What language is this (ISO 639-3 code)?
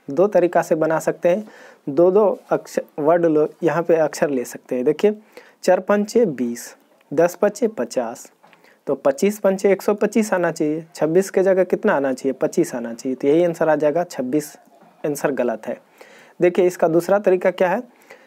hin